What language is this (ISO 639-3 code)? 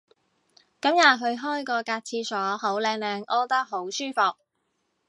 yue